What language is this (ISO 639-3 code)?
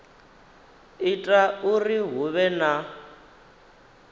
ven